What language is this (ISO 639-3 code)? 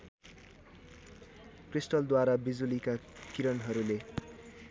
nep